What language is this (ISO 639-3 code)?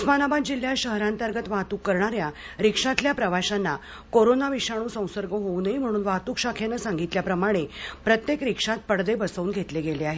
mar